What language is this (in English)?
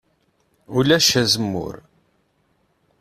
Kabyle